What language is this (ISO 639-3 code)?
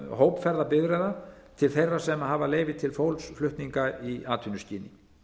isl